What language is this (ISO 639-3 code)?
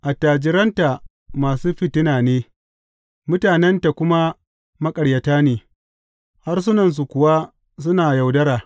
hau